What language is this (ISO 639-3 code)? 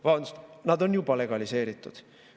est